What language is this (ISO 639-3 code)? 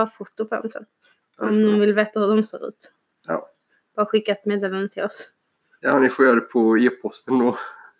swe